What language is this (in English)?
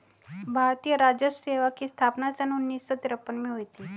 Hindi